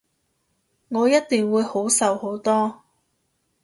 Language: Cantonese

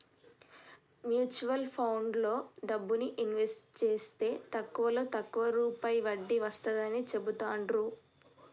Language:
Telugu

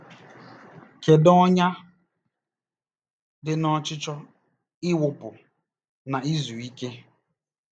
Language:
Igbo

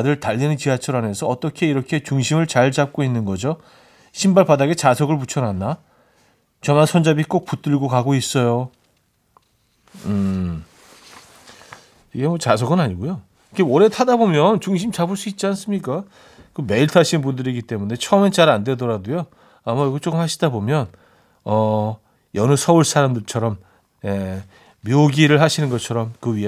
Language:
Korean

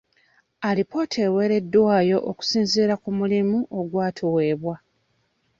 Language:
Ganda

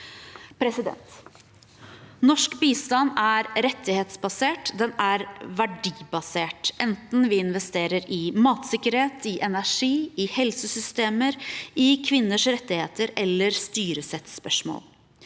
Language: Norwegian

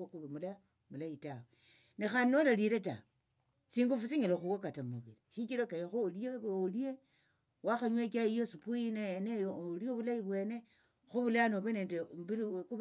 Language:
Tsotso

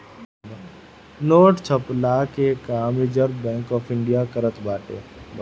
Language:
Bhojpuri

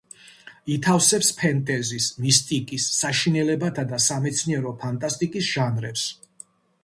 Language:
Georgian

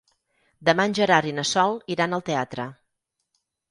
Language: Catalan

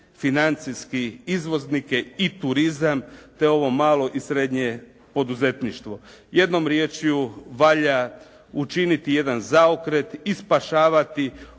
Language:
Croatian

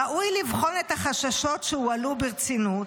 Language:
Hebrew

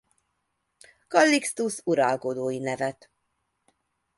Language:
Hungarian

